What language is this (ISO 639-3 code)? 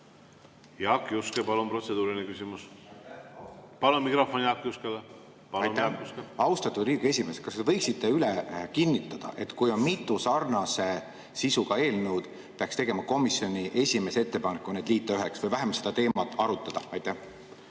est